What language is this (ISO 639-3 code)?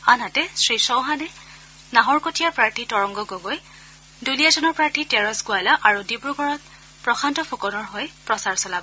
asm